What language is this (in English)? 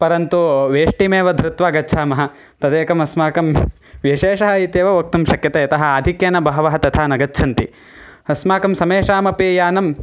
Sanskrit